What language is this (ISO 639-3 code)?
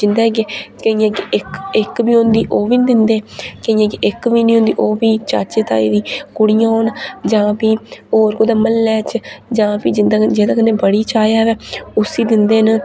doi